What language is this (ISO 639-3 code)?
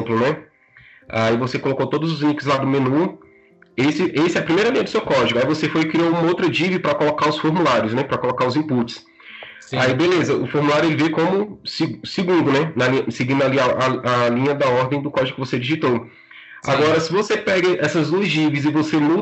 por